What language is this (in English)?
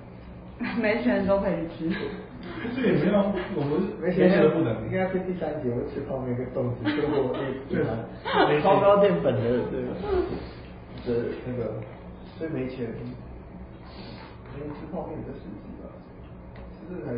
Chinese